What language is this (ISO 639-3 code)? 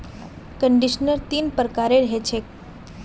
mag